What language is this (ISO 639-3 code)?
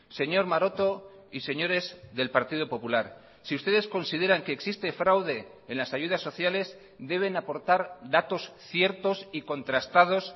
spa